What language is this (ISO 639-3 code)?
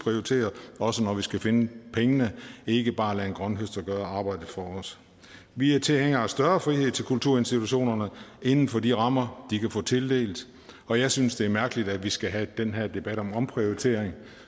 dan